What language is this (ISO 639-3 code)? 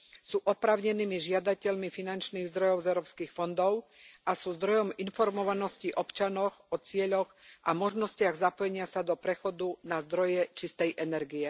slk